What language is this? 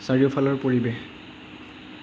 Assamese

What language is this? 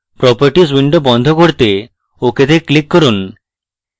Bangla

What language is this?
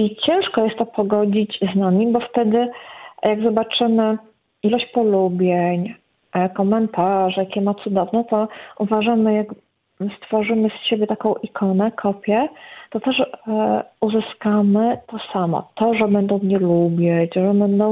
Polish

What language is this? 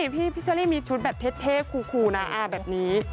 Thai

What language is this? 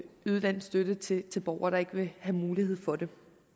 Danish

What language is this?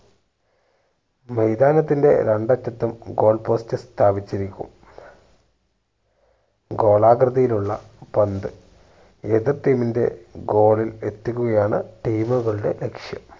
Malayalam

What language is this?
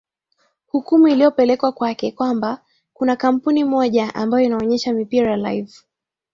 Swahili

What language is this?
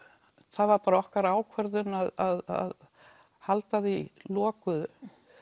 Icelandic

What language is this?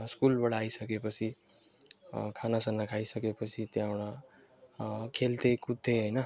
Nepali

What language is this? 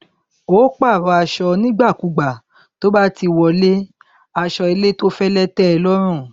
Yoruba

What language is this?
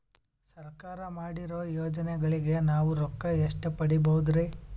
Kannada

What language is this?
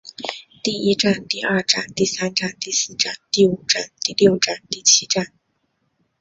Chinese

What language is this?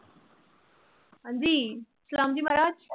Punjabi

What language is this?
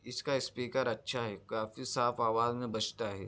Urdu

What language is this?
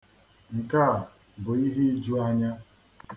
Igbo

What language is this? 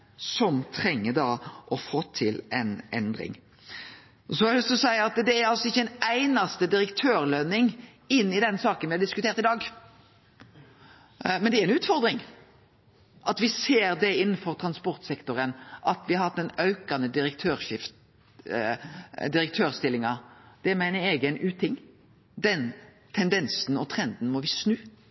Norwegian Nynorsk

